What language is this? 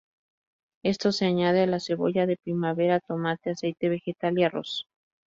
Spanish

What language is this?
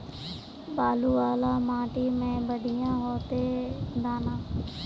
Magahi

